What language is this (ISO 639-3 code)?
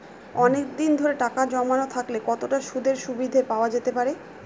ben